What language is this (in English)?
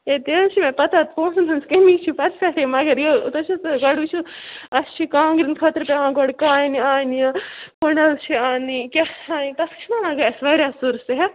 Kashmiri